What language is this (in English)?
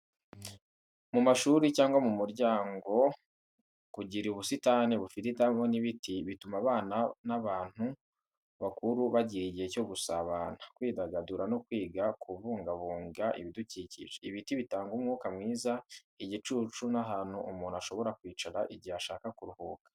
Kinyarwanda